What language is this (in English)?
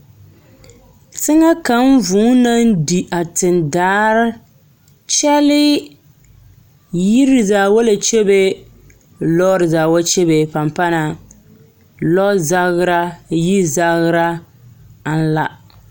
Southern Dagaare